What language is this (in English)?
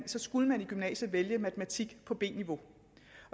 Danish